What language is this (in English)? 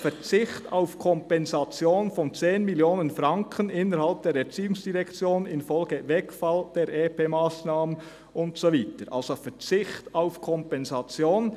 Swiss German